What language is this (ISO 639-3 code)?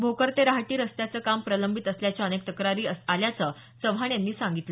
mar